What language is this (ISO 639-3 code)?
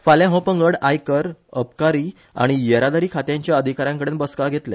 kok